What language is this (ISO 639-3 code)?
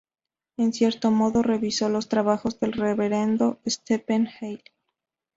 spa